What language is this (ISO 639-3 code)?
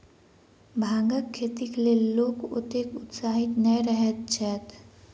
mai